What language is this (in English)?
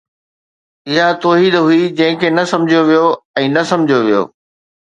Sindhi